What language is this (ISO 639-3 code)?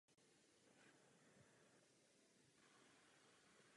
ces